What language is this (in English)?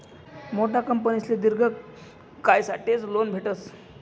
Marathi